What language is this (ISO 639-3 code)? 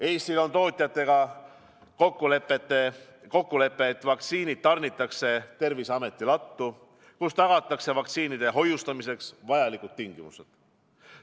est